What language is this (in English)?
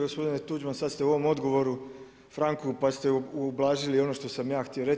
Croatian